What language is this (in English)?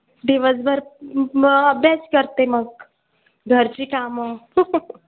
Marathi